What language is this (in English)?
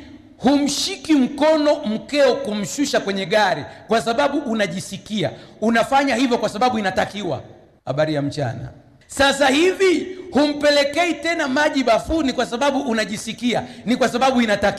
Swahili